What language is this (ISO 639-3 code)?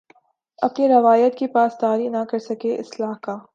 urd